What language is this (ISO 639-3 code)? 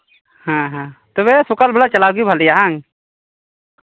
sat